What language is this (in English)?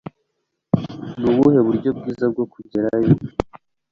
Kinyarwanda